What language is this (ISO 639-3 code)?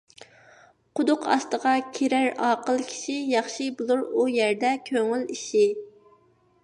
uig